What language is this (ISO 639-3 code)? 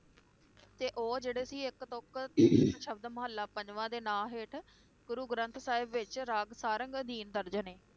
pan